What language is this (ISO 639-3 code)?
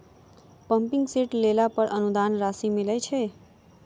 mai